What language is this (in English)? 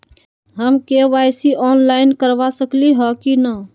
Magahi